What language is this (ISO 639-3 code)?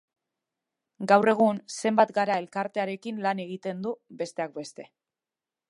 eus